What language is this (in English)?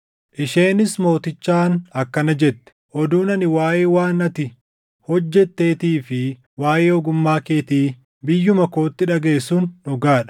Oromo